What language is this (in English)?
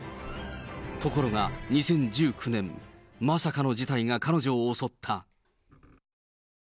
Japanese